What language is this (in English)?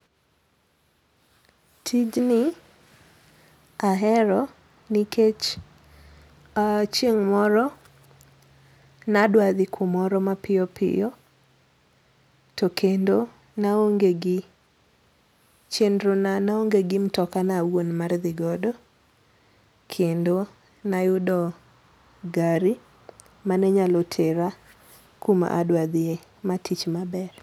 Luo (Kenya and Tanzania)